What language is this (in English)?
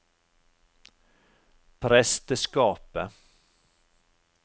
Norwegian